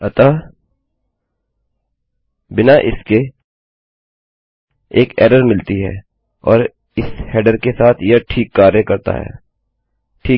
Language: Hindi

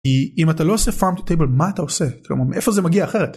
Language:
Hebrew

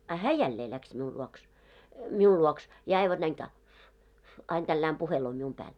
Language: Finnish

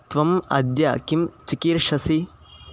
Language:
Sanskrit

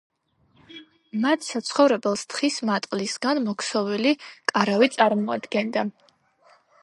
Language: Georgian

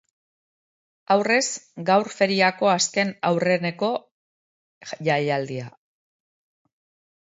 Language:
Basque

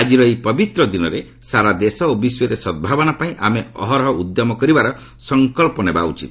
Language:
Odia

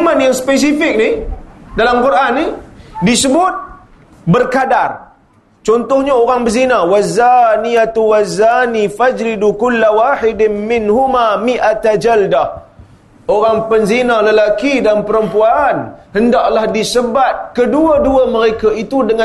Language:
Malay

